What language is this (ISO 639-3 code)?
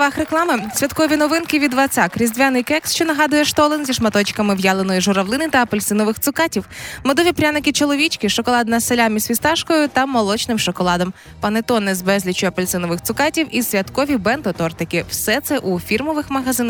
ukr